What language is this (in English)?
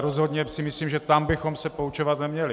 Czech